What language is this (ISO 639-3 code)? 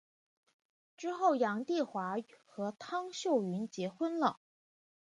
zho